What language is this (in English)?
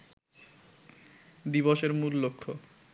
Bangla